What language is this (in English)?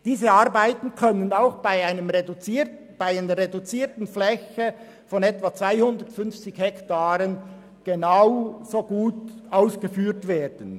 Swiss German